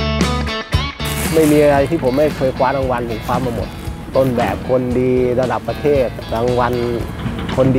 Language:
Thai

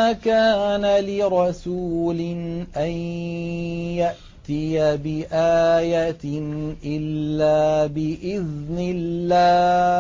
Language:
Arabic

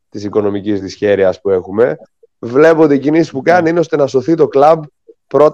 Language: Greek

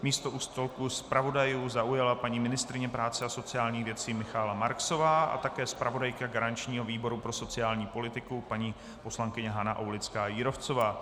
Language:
Czech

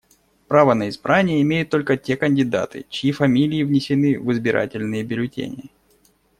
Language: Russian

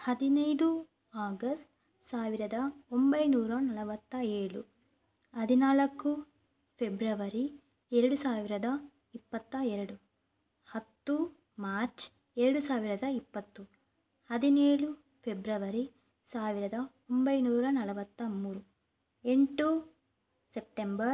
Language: Kannada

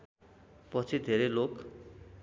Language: Nepali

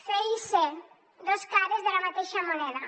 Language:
Catalan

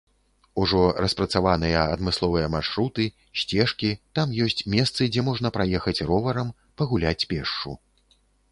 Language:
Belarusian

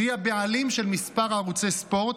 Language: Hebrew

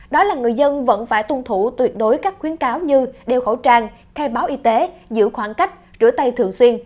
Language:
Vietnamese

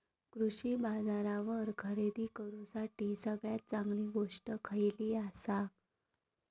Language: Marathi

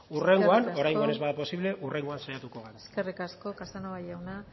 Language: Basque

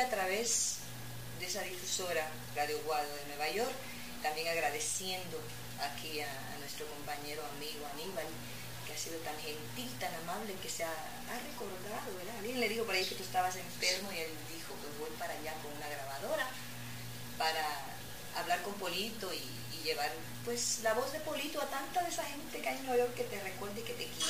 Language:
Spanish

